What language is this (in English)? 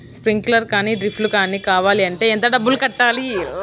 Telugu